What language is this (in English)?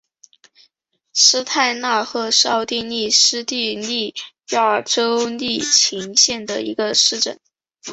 Chinese